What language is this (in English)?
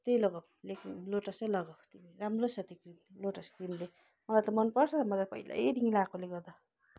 Nepali